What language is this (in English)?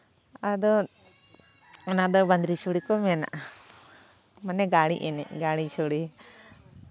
Santali